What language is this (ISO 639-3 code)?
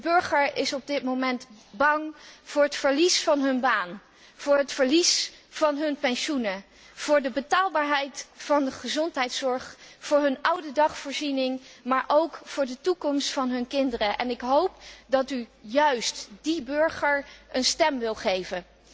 nld